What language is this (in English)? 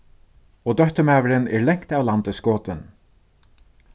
Faroese